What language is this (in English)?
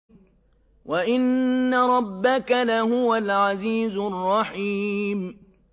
Arabic